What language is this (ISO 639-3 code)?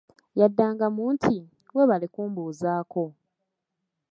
lug